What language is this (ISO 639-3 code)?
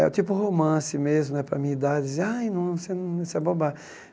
por